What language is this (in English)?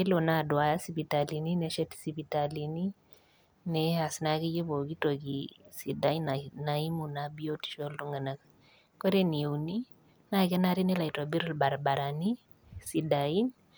Masai